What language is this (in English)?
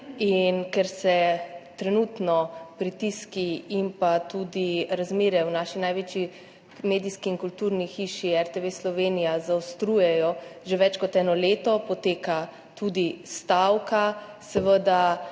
Slovenian